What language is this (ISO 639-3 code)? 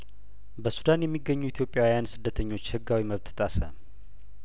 amh